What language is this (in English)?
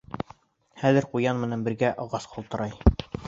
Bashkir